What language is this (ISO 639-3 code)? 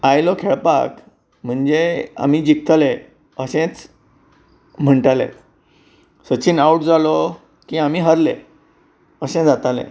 kok